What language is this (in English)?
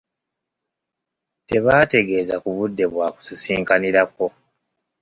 Ganda